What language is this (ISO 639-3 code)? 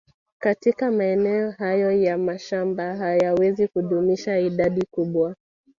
swa